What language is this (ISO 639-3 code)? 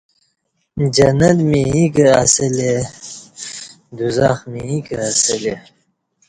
bsh